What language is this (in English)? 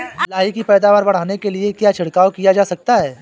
Hindi